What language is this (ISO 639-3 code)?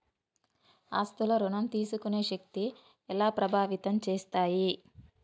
tel